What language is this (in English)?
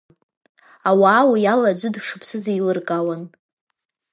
Abkhazian